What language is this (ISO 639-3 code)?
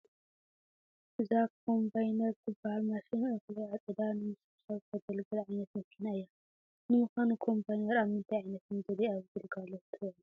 tir